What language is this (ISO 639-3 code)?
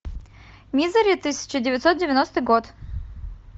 rus